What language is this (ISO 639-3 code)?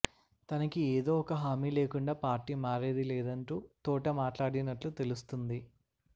tel